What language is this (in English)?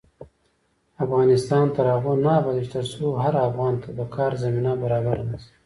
Pashto